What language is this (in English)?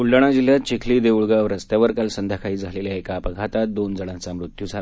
Marathi